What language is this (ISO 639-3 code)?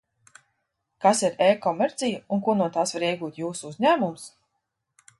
lav